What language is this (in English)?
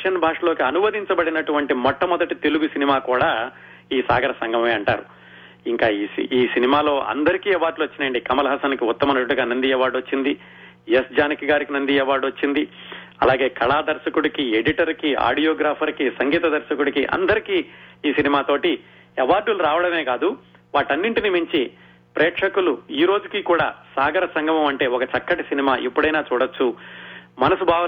Telugu